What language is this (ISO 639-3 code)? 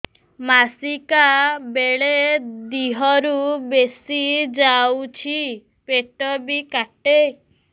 ori